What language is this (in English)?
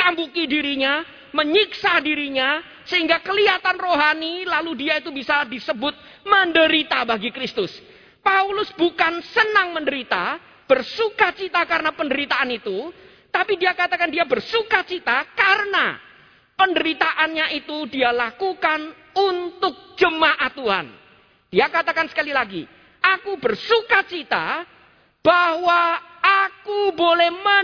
Indonesian